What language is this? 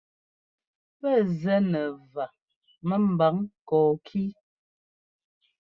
Ngomba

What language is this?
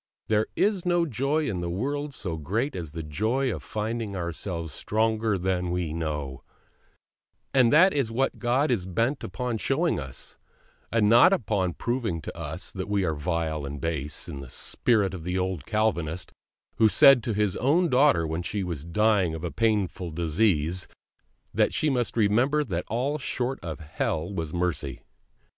English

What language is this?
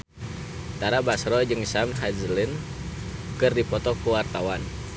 Sundanese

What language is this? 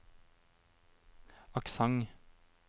Norwegian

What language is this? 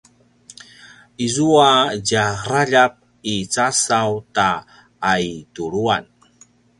Paiwan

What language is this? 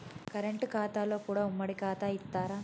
Telugu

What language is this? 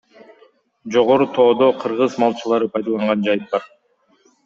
Kyrgyz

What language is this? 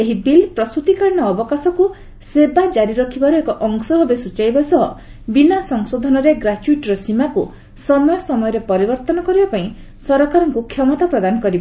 Odia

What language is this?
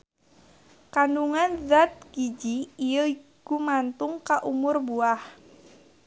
Sundanese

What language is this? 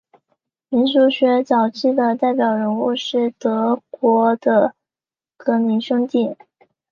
Chinese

